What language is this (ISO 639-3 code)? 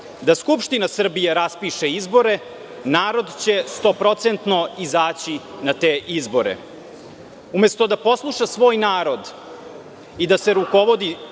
srp